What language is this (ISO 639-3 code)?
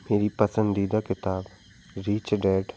hin